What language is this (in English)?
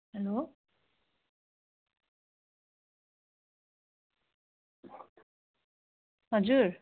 Nepali